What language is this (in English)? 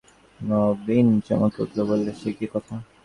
Bangla